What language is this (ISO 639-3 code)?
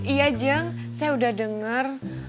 ind